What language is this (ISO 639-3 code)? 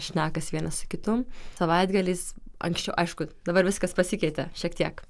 lit